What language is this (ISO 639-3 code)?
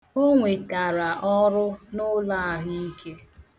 ibo